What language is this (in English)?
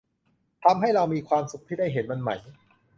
Thai